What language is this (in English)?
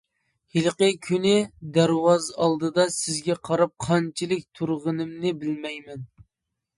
Uyghur